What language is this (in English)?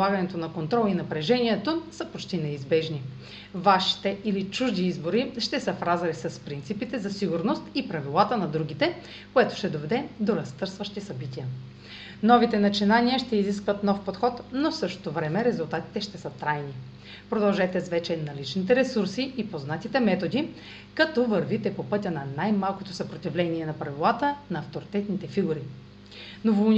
Bulgarian